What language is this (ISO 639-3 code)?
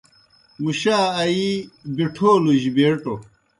plk